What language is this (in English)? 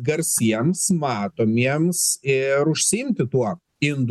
Lithuanian